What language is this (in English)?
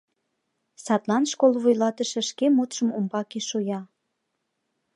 Mari